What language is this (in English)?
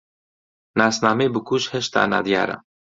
Central Kurdish